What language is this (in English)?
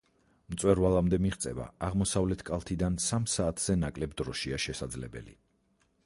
Georgian